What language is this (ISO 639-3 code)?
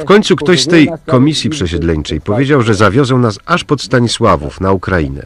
pol